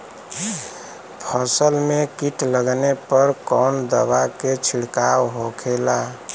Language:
Bhojpuri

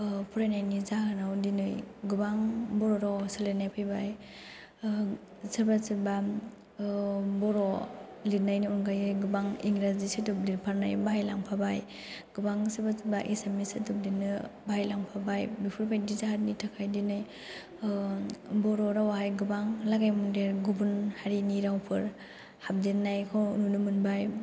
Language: Bodo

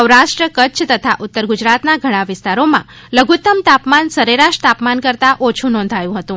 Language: Gujarati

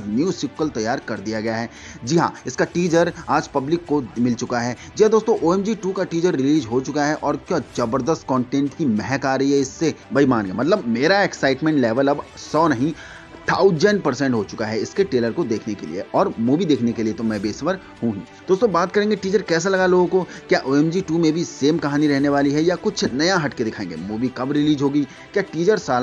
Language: Hindi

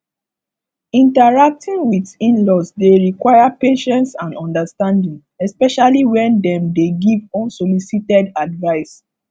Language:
Nigerian Pidgin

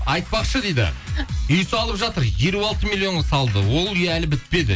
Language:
Kazakh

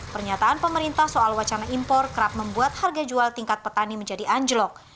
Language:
Indonesian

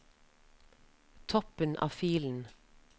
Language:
Norwegian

